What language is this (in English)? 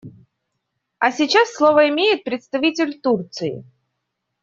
Russian